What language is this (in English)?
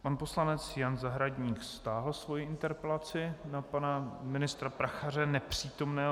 Czech